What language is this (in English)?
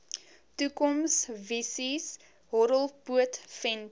Afrikaans